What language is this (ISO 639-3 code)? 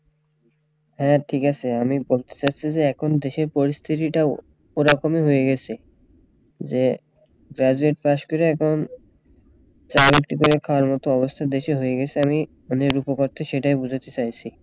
ben